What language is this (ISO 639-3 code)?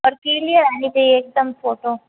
hin